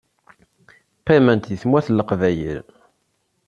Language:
Kabyle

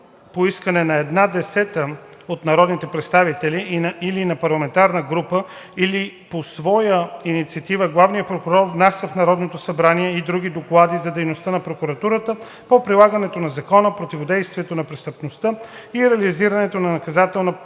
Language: Bulgarian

